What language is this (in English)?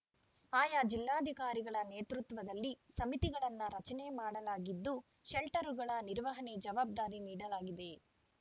Kannada